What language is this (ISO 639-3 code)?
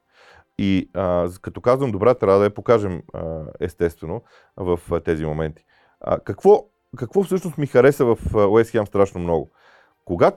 bul